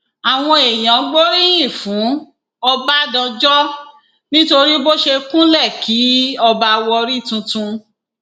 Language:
Yoruba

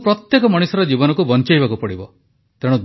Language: Odia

